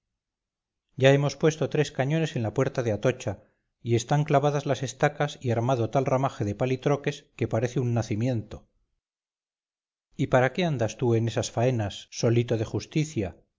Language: Spanish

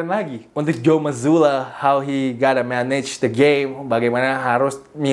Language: Indonesian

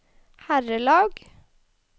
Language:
Norwegian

